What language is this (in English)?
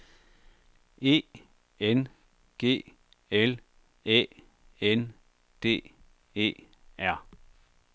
Danish